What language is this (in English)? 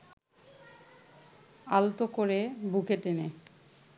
Bangla